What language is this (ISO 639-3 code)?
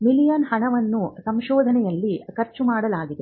kan